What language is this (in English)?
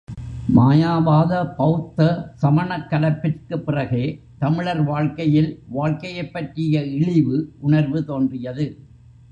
Tamil